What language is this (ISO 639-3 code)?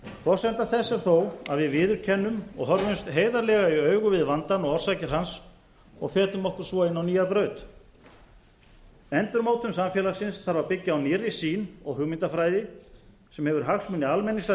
isl